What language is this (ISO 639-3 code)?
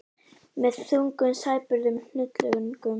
isl